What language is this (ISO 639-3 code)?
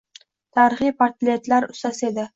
uzb